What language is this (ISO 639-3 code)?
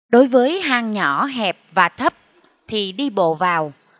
vie